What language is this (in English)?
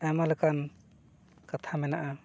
Santali